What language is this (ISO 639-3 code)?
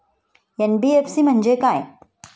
mar